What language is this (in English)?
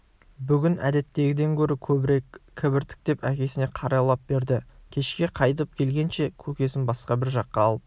Kazakh